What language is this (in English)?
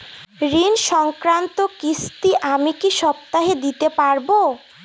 Bangla